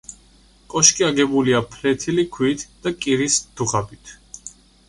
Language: Georgian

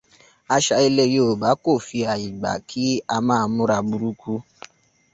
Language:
Yoruba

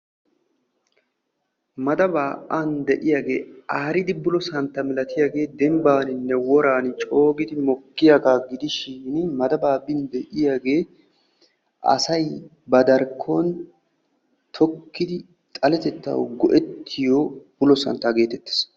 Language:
Wolaytta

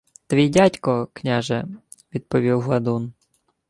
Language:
Ukrainian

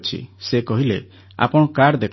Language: Odia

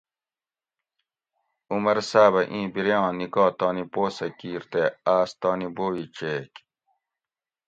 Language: Gawri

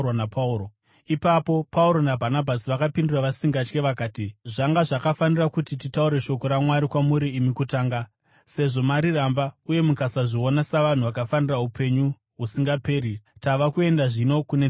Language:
Shona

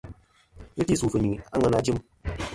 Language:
Kom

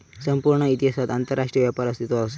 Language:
Marathi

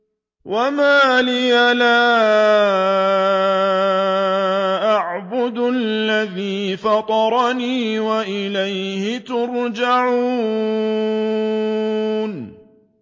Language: Arabic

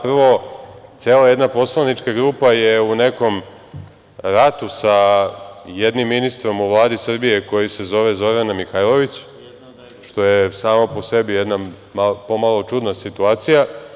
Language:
Serbian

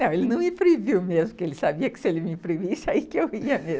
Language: Portuguese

